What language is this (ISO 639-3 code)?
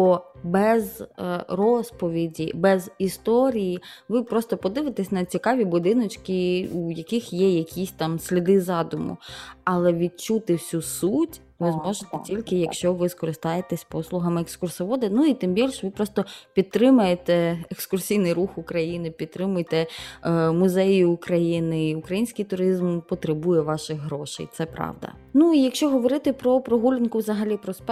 ukr